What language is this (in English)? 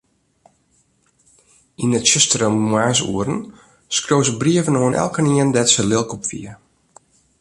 Western Frisian